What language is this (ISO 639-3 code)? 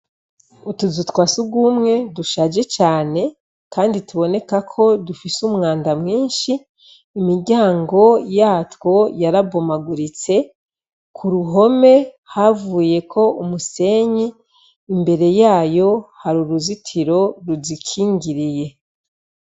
run